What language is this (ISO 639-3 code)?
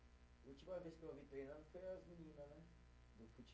por